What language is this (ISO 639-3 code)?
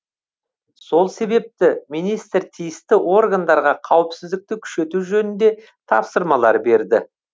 kaz